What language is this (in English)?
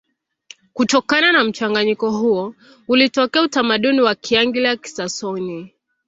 Swahili